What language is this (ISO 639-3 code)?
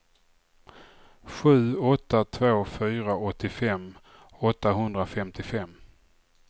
swe